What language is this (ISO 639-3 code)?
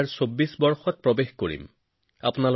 asm